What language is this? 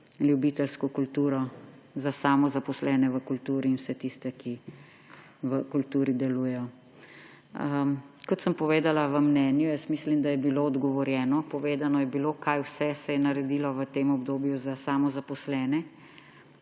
Slovenian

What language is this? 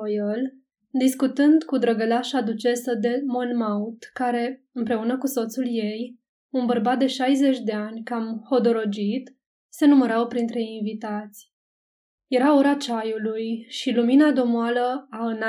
Romanian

